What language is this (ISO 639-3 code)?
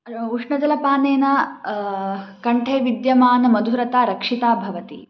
san